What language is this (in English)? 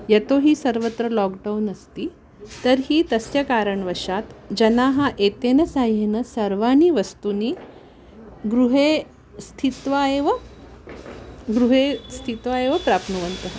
Sanskrit